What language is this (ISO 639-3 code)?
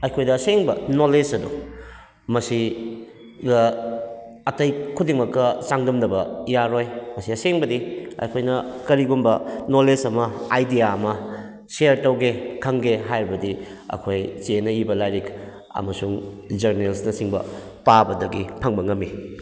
mni